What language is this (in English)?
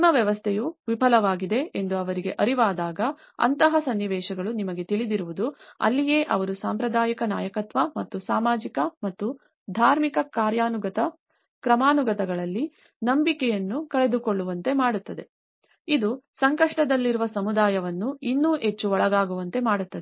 Kannada